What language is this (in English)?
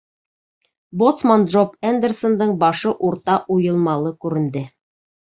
Bashkir